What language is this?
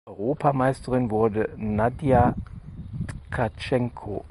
German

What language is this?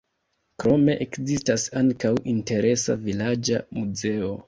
Esperanto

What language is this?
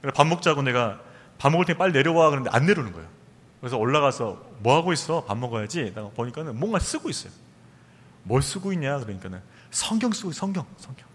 Korean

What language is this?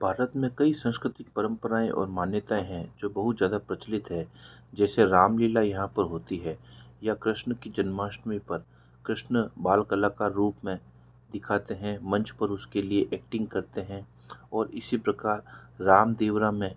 Hindi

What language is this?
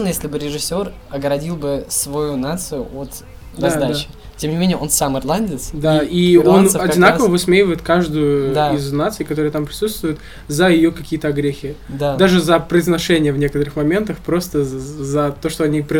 Russian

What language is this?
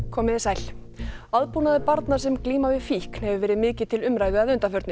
Icelandic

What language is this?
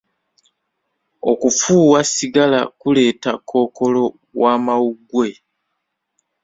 Ganda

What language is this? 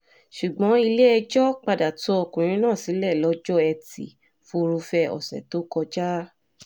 Yoruba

